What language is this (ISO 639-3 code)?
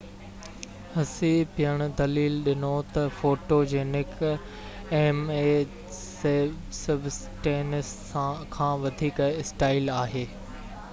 snd